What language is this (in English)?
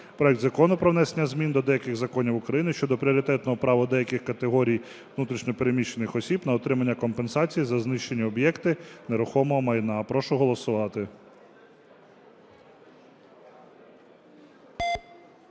Ukrainian